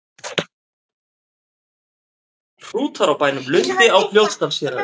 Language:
Icelandic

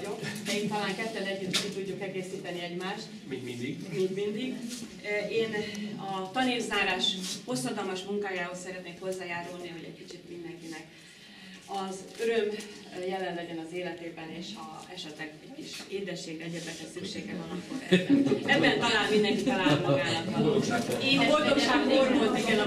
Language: Hungarian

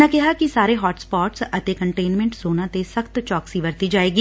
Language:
Punjabi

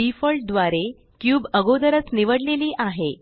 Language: Marathi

